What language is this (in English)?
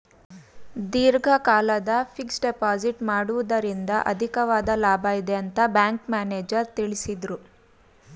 Kannada